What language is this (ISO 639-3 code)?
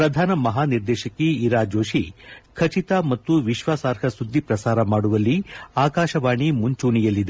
kan